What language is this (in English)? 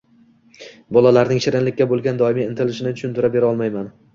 Uzbek